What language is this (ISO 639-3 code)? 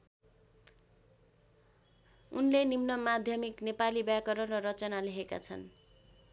nep